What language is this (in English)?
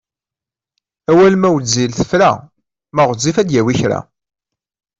Kabyle